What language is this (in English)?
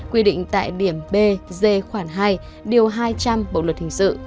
Vietnamese